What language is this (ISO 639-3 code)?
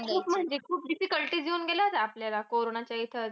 mar